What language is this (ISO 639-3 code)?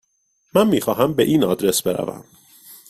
fas